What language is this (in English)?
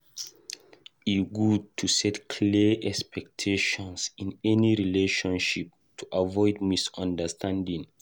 Nigerian Pidgin